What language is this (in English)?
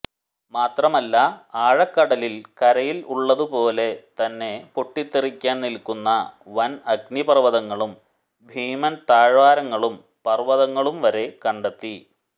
Malayalam